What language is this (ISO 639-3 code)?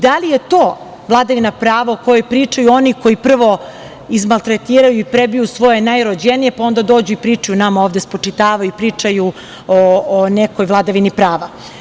srp